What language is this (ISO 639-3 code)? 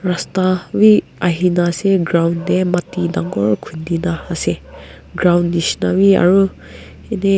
nag